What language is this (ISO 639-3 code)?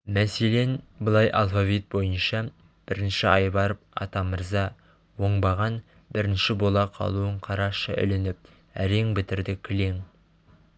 kaz